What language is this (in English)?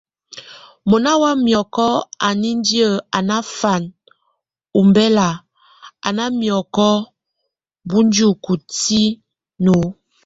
Tunen